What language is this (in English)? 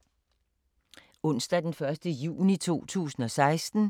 Danish